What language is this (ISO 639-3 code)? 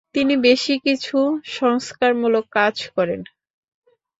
ben